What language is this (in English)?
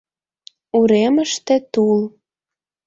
Mari